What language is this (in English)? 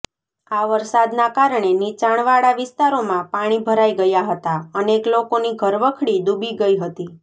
Gujarati